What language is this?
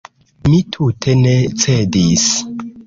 Esperanto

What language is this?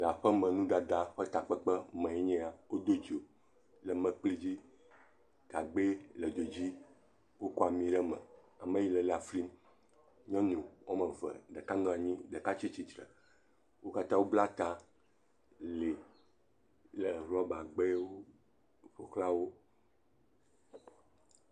Ewe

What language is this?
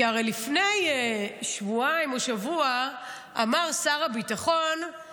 Hebrew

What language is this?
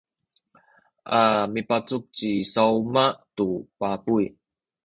Sakizaya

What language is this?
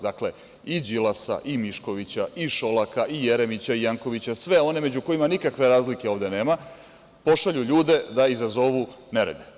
Serbian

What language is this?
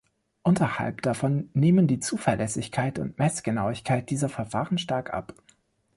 German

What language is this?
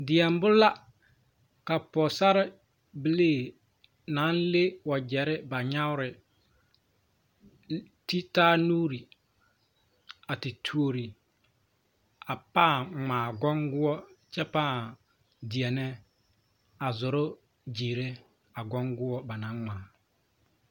Southern Dagaare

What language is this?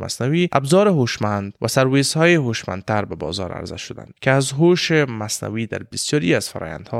Persian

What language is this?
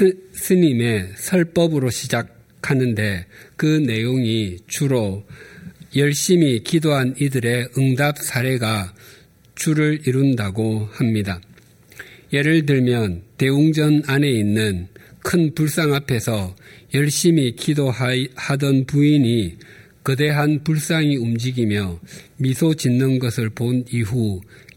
Korean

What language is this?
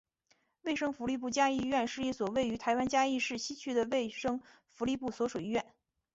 Chinese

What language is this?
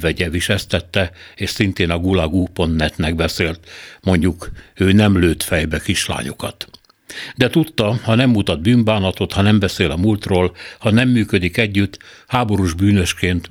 Hungarian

